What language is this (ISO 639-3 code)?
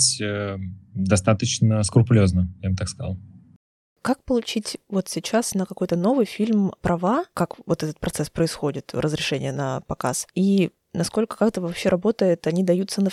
rus